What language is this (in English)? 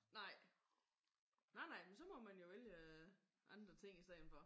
Danish